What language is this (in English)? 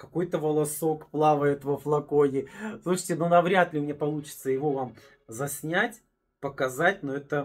Russian